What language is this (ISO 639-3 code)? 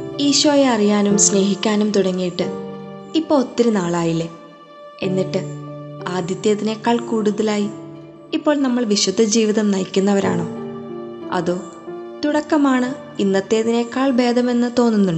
mal